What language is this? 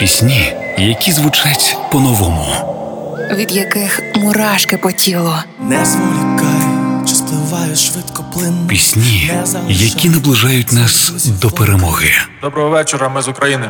Ukrainian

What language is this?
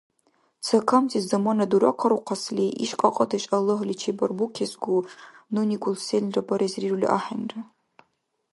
Dargwa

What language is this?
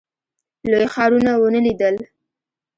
Pashto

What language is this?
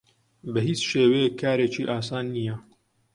Central Kurdish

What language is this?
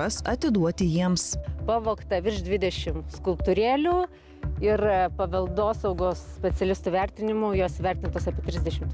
Lithuanian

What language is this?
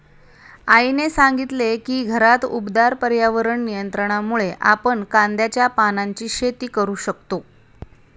Marathi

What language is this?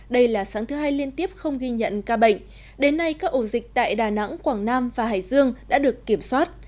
Vietnamese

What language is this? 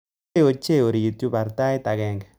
Kalenjin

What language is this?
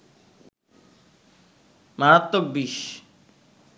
Bangla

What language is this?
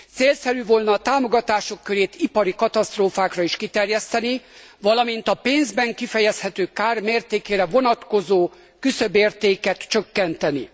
Hungarian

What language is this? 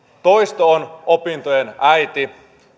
Finnish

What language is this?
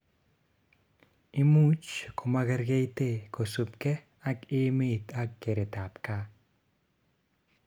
Kalenjin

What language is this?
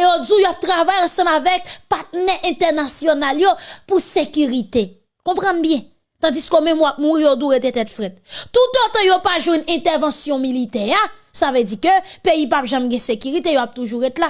French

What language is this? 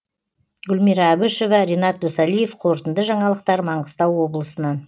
Kazakh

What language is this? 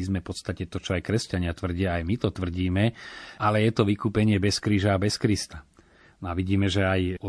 Slovak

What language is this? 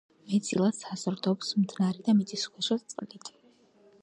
Georgian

